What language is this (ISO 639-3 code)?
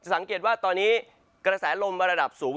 tha